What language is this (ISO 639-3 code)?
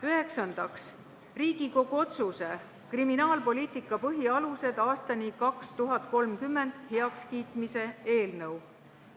est